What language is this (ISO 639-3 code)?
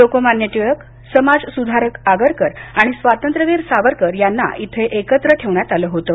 mar